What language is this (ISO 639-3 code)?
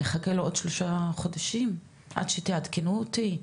heb